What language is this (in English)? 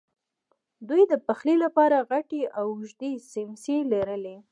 Pashto